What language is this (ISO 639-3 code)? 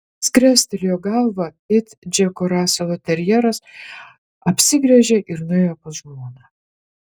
lit